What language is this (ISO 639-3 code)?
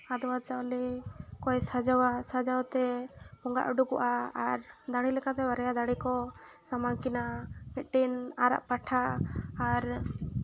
sat